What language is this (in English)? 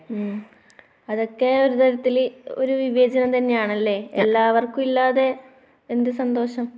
Malayalam